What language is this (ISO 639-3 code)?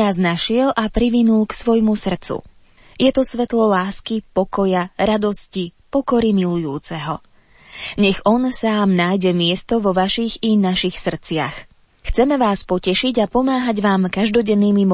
slk